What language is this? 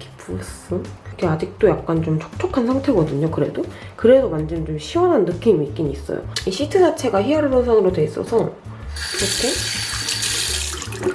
Korean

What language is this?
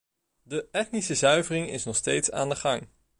Dutch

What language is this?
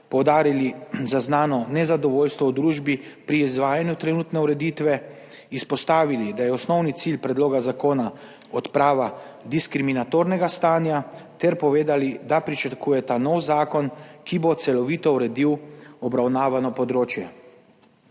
Slovenian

